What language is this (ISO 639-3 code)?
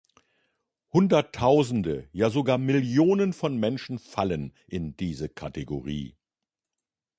deu